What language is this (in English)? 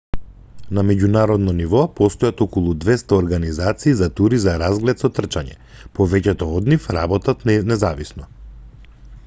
Macedonian